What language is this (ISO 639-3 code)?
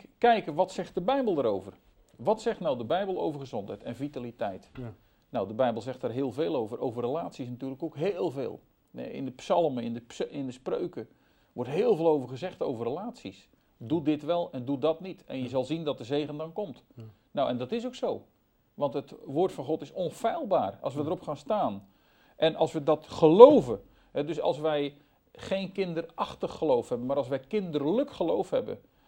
nld